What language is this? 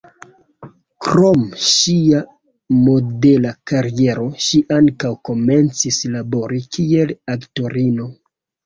Esperanto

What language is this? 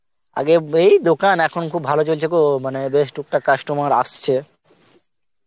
Bangla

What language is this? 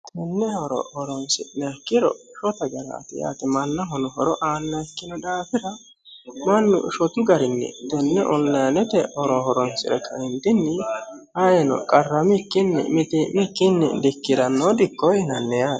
Sidamo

